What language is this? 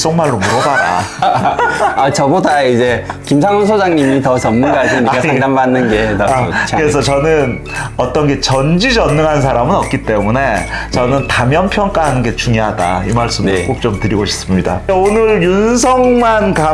Korean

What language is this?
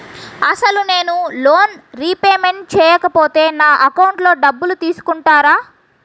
Telugu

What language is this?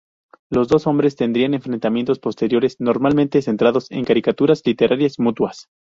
Spanish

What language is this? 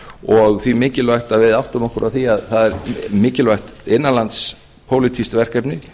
Icelandic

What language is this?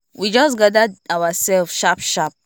Nigerian Pidgin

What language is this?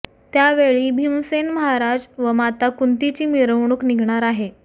Marathi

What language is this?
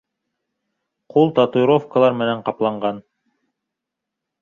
Bashkir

